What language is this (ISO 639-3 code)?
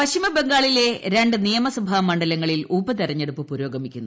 mal